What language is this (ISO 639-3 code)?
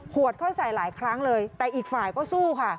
tha